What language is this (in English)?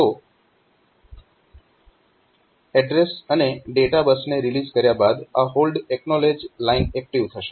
Gujarati